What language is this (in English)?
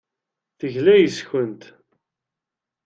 Kabyle